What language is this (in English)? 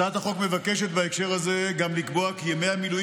Hebrew